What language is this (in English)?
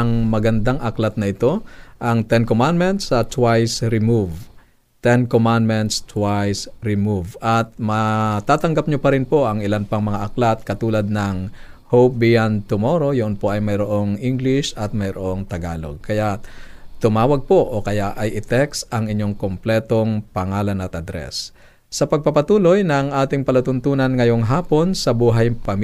Filipino